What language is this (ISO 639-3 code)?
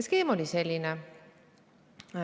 est